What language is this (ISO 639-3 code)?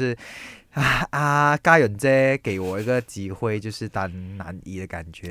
zho